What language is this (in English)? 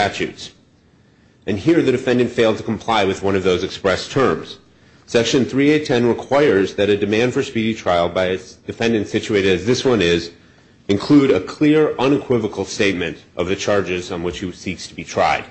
English